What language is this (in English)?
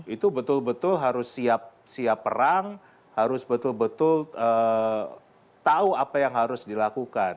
Indonesian